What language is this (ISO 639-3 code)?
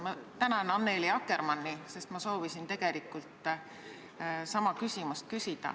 est